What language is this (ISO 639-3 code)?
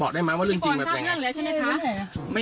tha